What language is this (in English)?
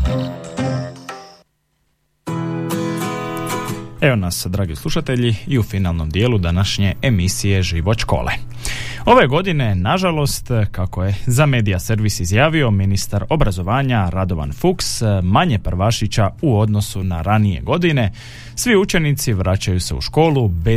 Croatian